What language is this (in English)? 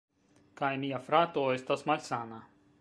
Esperanto